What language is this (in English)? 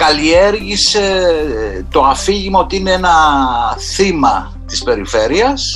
Greek